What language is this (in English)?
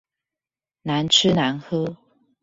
Chinese